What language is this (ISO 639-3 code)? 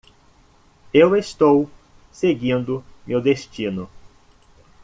por